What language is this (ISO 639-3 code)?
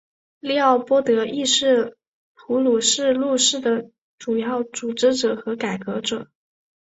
zho